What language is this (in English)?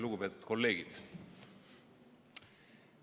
Estonian